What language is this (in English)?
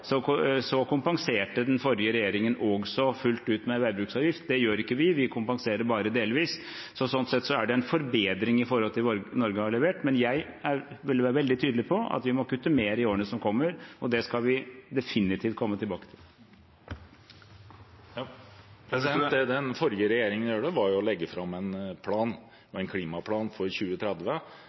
Norwegian